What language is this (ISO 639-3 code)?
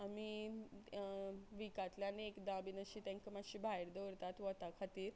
kok